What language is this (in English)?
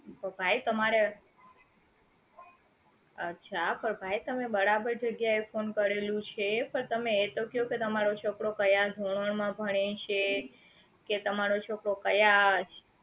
Gujarati